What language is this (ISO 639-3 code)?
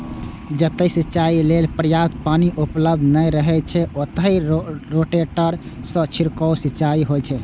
mai